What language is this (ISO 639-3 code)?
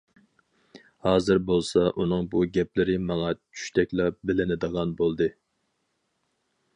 uig